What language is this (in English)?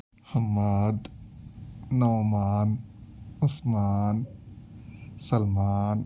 Urdu